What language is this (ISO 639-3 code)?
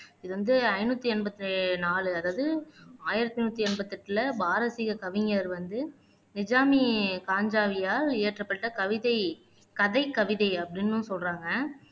tam